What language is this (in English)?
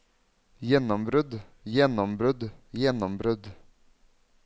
Norwegian